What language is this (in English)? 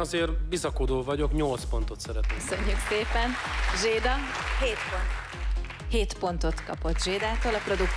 Hungarian